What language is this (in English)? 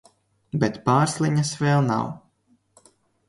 Latvian